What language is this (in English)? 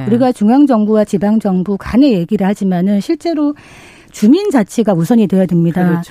Korean